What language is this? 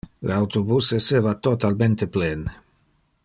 Interlingua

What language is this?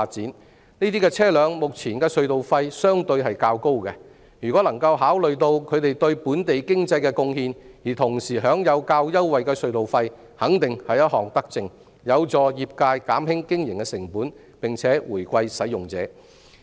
Cantonese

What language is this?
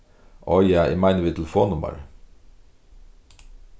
Faroese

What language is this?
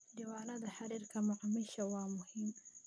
Somali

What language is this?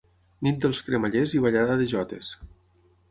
Catalan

